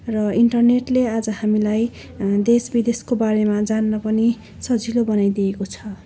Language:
Nepali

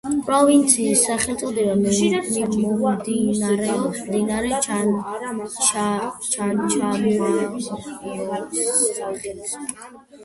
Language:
Georgian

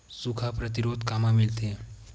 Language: Chhattisgarhi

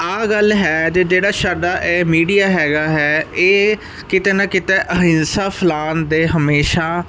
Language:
Punjabi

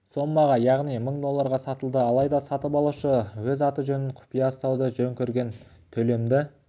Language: Kazakh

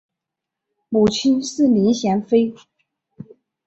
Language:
Chinese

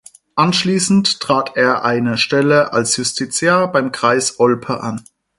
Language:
German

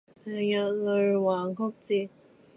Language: Cantonese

